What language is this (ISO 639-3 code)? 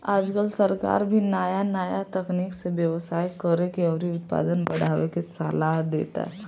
bho